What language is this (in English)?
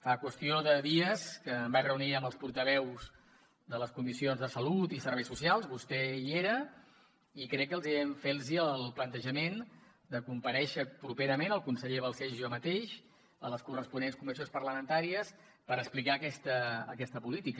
Catalan